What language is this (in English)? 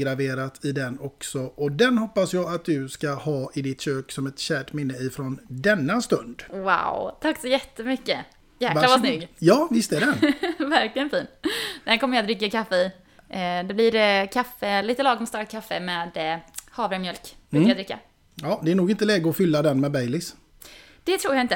Swedish